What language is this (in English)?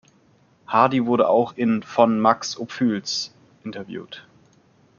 German